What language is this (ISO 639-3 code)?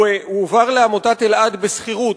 heb